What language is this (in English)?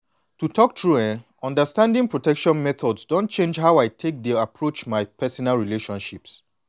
Nigerian Pidgin